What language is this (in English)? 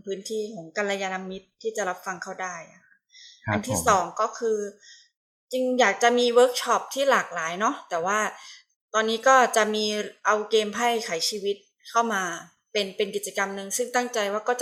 Thai